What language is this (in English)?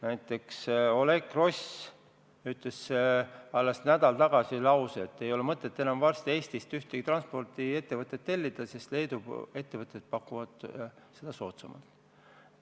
Estonian